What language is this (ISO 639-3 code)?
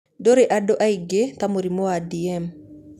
kik